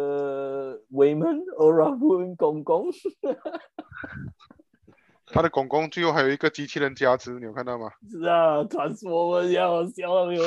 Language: Chinese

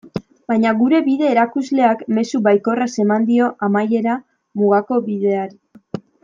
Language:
Basque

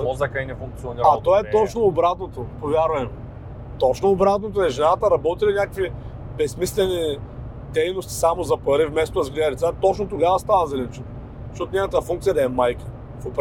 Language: Bulgarian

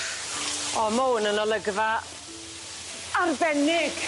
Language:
Welsh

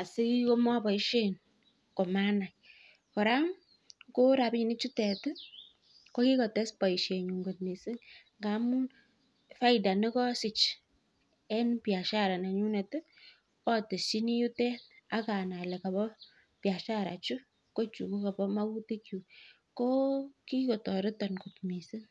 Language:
Kalenjin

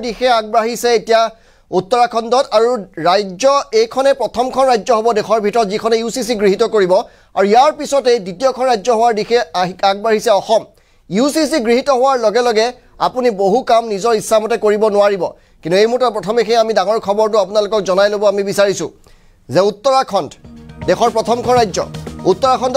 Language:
Hindi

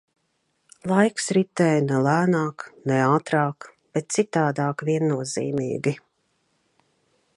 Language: Latvian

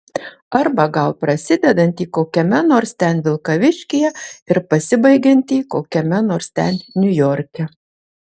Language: Lithuanian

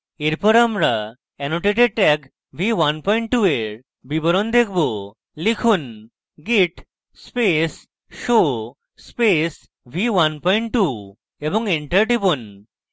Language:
Bangla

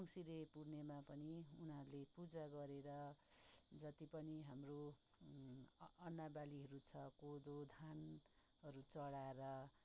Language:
Nepali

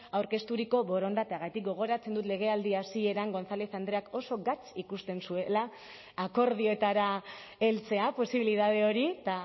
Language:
Basque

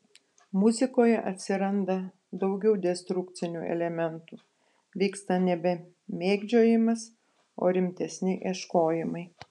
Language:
Lithuanian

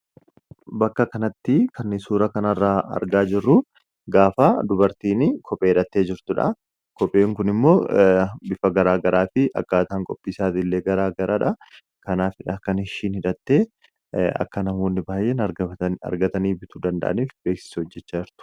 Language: Oromo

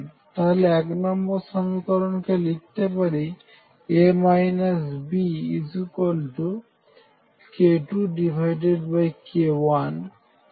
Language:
Bangla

